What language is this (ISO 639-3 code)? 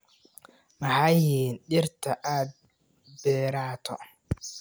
som